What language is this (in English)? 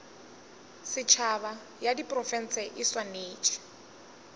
Northern Sotho